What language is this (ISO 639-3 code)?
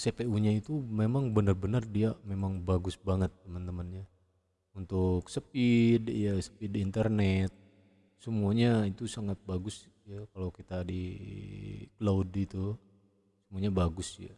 ind